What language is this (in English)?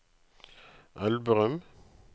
Norwegian